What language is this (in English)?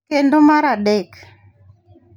Luo (Kenya and Tanzania)